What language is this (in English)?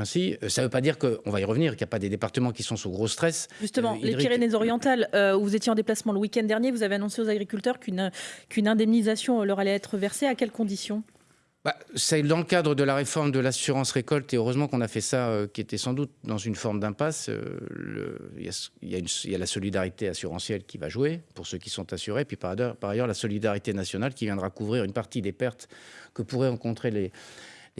French